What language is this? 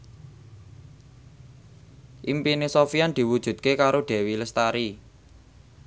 Javanese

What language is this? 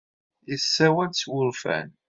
Kabyle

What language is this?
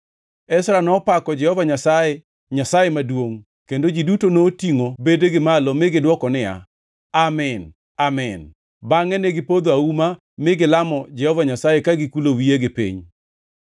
Luo (Kenya and Tanzania)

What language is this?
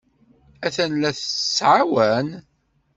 Kabyle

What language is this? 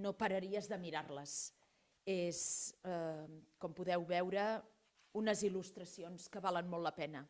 Catalan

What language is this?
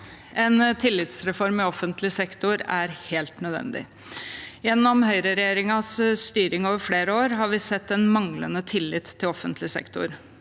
Norwegian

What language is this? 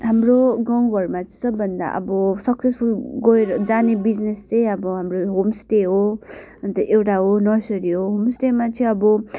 Nepali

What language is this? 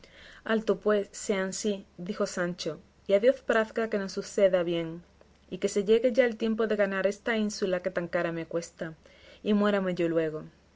Spanish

